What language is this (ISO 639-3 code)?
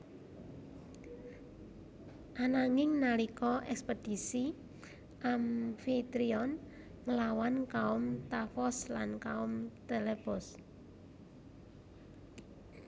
jav